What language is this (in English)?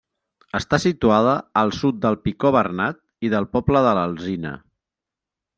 Catalan